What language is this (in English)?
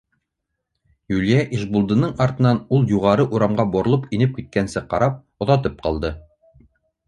Bashkir